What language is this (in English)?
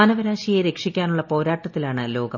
Malayalam